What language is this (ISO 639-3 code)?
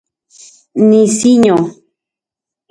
ncx